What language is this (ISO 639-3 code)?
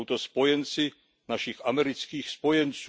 ces